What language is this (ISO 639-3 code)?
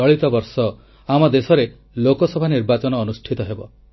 ori